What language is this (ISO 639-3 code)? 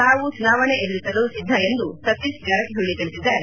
kan